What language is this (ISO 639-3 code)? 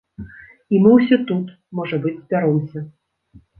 bel